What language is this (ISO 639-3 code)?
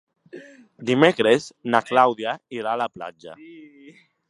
cat